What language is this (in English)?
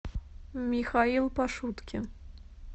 Russian